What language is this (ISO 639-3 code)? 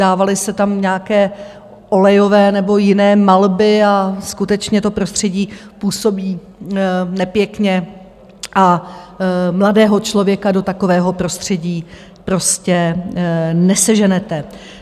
ces